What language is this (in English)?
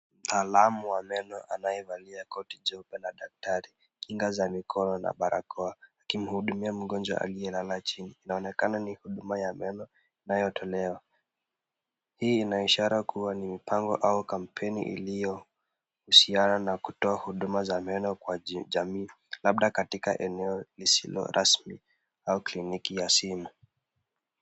Swahili